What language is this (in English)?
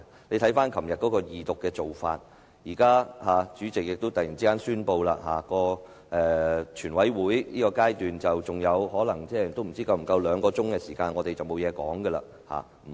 Cantonese